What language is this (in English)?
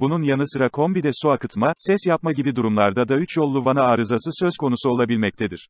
Turkish